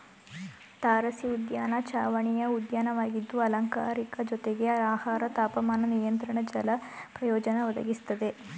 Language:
Kannada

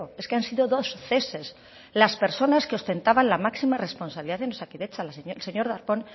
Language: Spanish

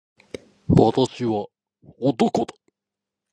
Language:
Japanese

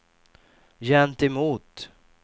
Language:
Swedish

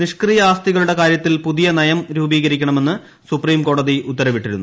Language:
Malayalam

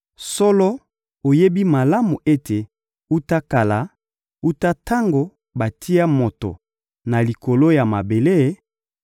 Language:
Lingala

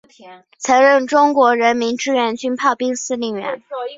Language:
Chinese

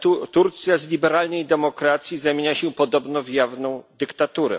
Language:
Polish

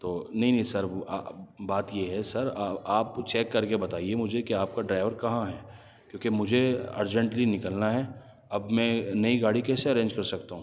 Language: Urdu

